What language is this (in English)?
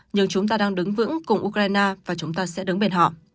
Vietnamese